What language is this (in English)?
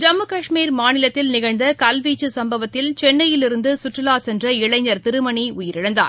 Tamil